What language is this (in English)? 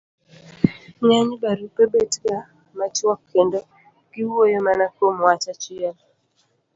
Luo (Kenya and Tanzania)